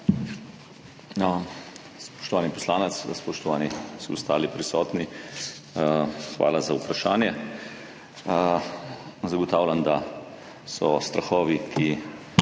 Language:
Slovenian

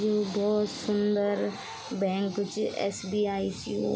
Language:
Garhwali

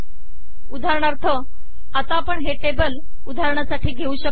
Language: Marathi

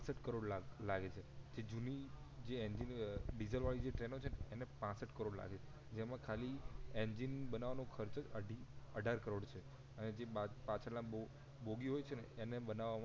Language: Gujarati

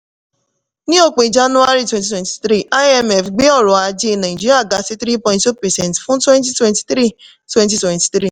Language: Yoruba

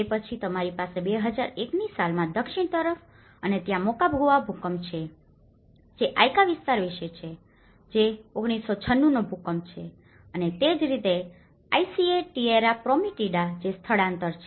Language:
Gujarati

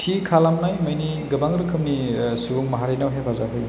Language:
Bodo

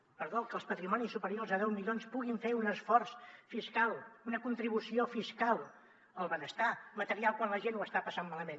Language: Catalan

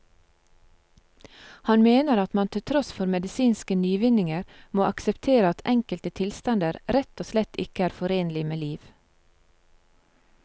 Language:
Norwegian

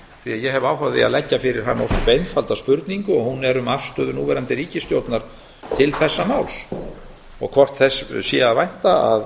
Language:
Icelandic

